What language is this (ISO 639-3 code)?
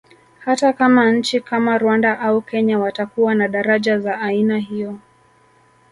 swa